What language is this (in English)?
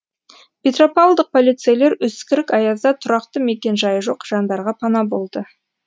Kazakh